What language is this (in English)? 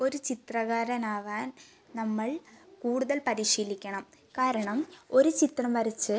Malayalam